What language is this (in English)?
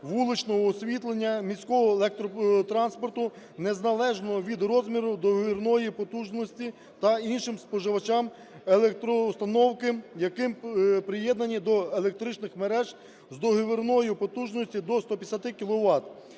Ukrainian